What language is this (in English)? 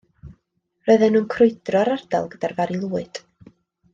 Welsh